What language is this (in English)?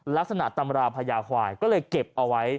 Thai